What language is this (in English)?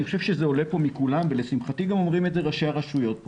Hebrew